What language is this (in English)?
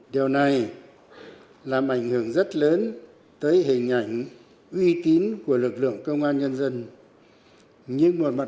Vietnamese